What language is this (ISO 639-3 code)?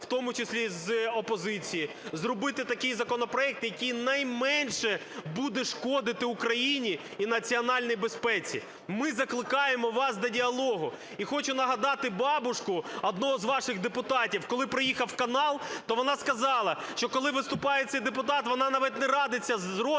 ukr